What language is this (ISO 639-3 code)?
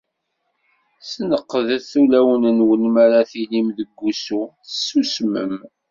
kab